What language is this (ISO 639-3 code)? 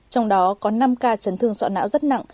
vie